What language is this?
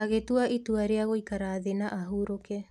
Kikuyu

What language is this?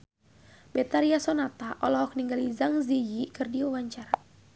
Sundanese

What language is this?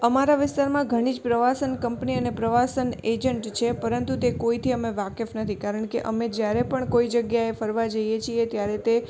Gujarati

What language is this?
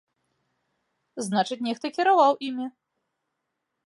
Belarusian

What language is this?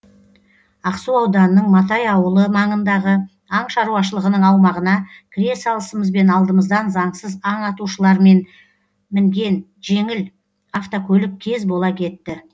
Kazakh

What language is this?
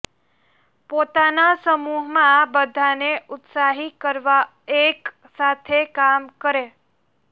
Gujarati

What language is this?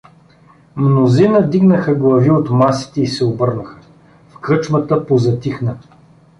Bulgarian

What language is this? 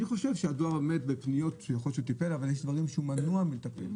Hebrew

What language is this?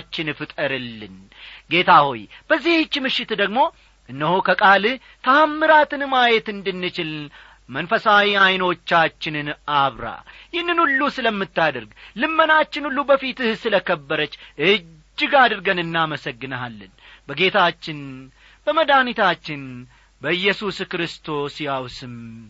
Amharic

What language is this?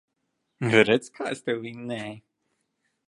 Latvian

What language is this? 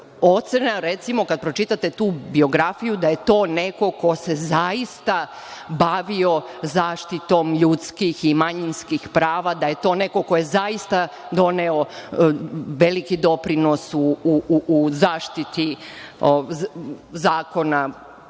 Serbian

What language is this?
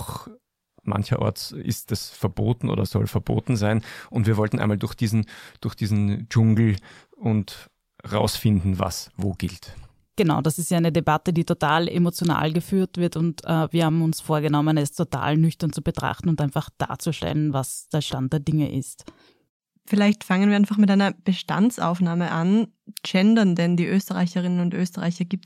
German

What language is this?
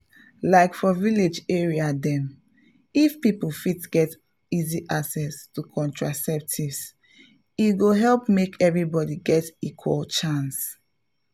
Nigerian Pidgin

